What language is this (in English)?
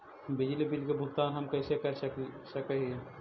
Magahi